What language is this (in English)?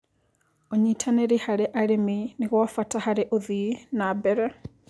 Kikuyu